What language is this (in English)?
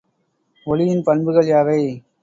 Tamil